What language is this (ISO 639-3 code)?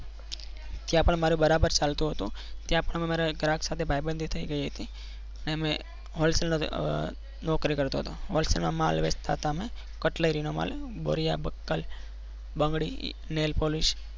guj